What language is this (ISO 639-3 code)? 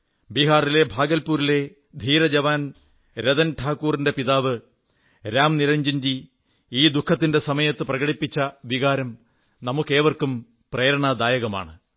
mal